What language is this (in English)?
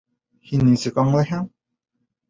Bashkir